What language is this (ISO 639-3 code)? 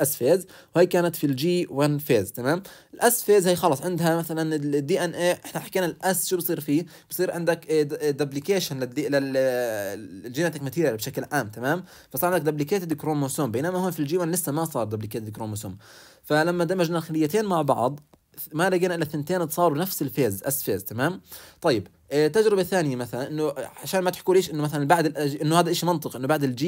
ara